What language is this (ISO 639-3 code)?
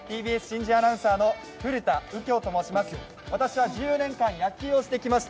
jpn